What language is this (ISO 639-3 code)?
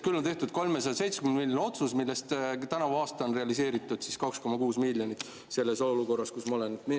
est